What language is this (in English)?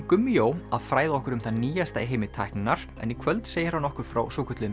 Icelandic